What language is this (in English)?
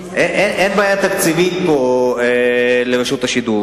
Hebrew